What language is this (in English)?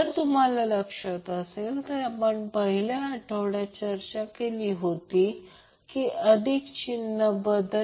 Marathi